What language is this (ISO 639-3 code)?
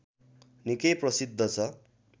nep